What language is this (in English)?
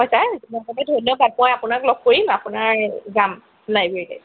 Assamese